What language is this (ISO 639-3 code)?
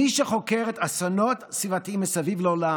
heb